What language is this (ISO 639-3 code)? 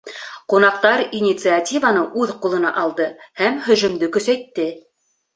bak